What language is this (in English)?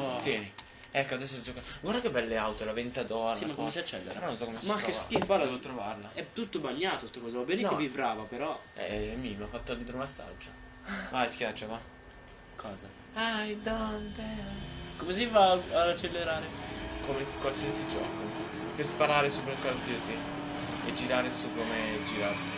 Italian